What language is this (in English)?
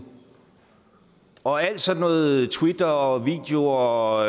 Danish